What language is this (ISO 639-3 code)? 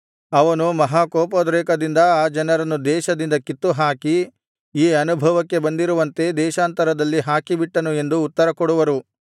kan